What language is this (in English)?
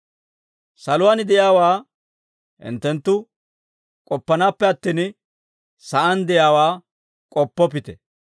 Dawro